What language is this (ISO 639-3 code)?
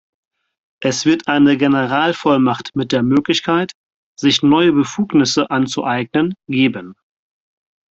deu